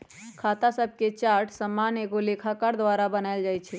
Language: Magahi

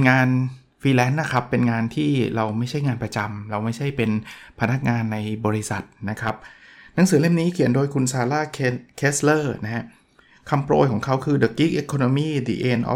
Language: Thai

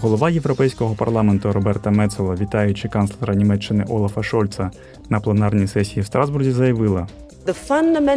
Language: Ukrainian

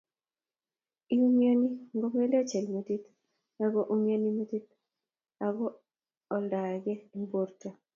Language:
Kalenjin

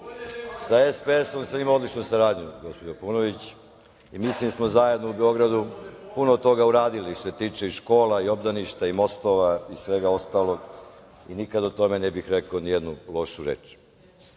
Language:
Serbian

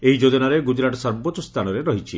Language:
Odia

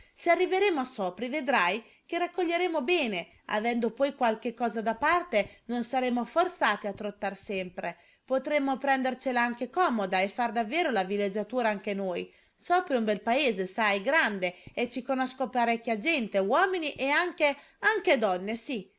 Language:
Italian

